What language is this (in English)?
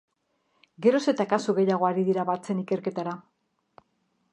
Basque